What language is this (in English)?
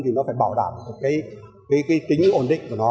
Vietnamese